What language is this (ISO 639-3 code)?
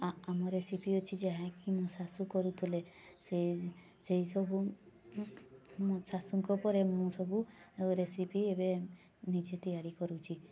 ori